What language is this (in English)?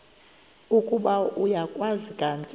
Xhosa